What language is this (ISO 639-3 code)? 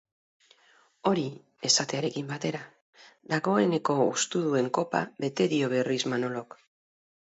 eus